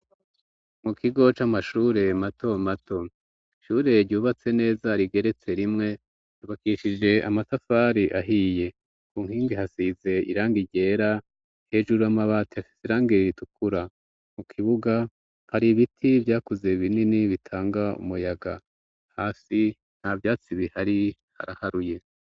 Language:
Rundi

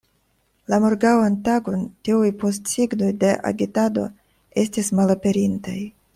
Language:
Esperanto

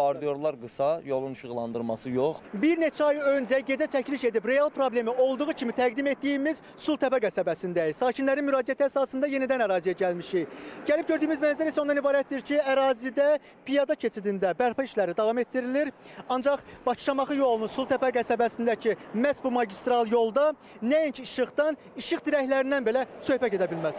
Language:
Turkish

